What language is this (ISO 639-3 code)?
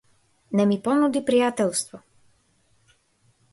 mkd